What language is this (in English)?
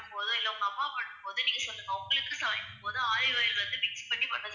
Tamil